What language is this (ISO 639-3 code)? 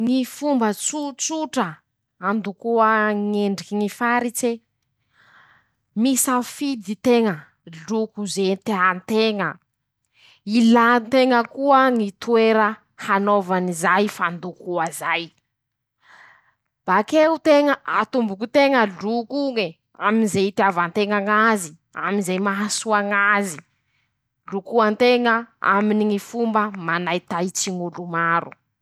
msh